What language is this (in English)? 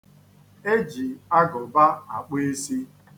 Igbo